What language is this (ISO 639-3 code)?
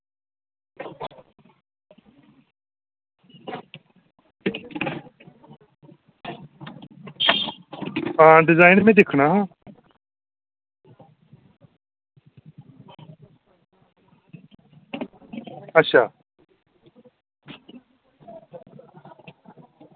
doi